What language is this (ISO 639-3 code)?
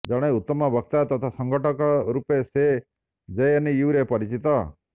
ori